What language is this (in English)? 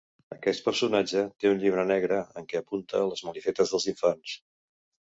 Catalan